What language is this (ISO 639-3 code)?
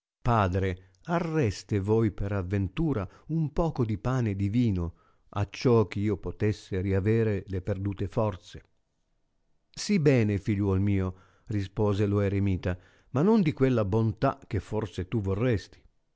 ita